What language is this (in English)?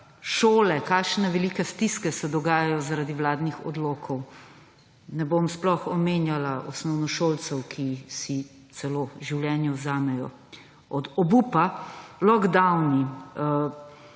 Slovenian